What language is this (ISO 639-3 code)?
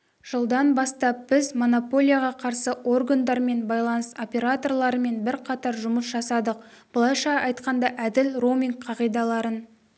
kaz